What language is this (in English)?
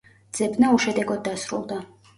Georgian